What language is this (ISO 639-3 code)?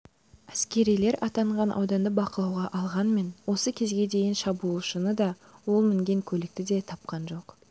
kaz